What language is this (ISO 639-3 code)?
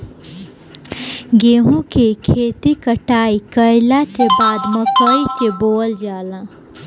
bho